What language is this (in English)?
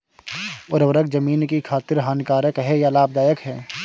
Hindi